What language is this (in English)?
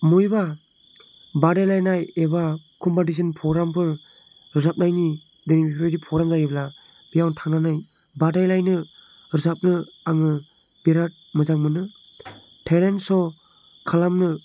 Bodo